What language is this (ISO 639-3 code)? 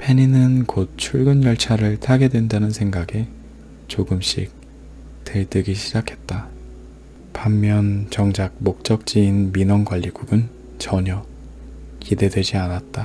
kor